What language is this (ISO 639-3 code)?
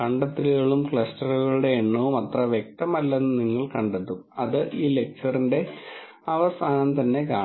mal